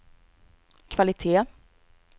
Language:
Swedish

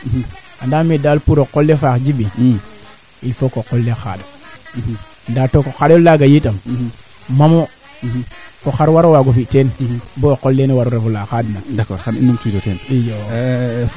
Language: Serer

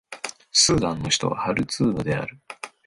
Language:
Japanese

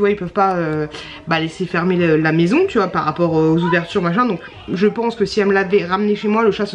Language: French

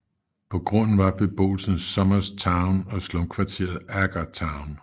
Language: Danish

